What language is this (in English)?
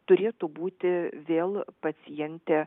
Lithuanian